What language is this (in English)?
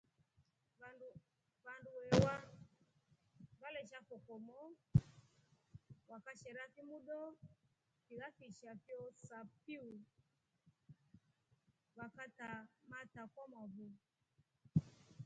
Rombo